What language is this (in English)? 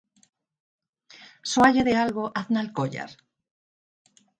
Galician